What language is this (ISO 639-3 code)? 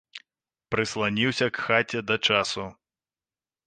bel